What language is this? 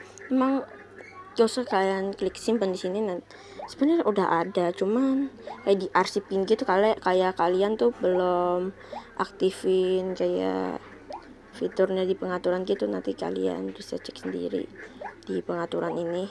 Indonesian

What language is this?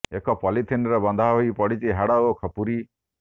Odia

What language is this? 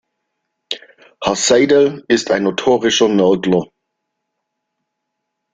German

